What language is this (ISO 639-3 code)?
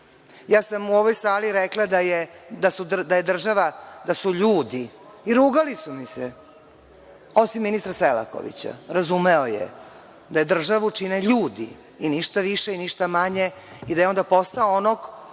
srp